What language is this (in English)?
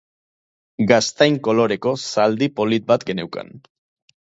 Basque